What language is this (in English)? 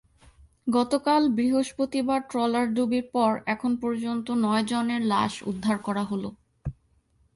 Bangla